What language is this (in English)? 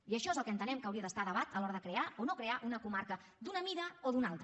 Catalan